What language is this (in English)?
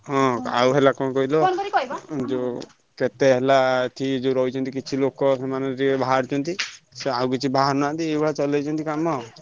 Odia